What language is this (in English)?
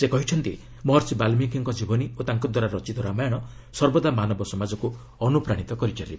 Odia